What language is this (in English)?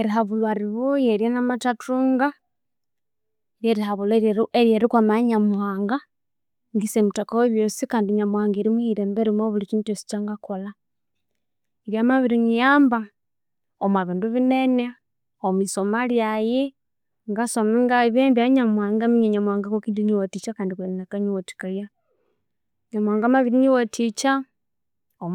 Konzo